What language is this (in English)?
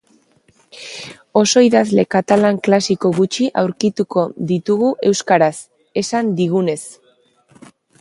Basque